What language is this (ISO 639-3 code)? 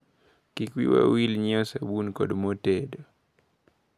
luo